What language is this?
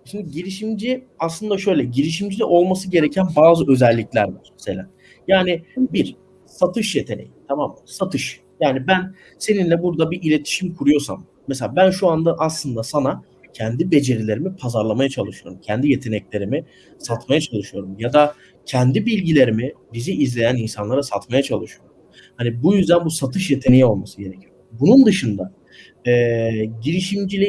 Turkish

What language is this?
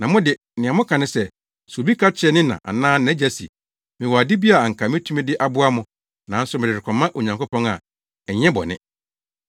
Akan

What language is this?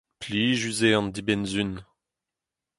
Breton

